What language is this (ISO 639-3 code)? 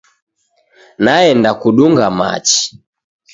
dav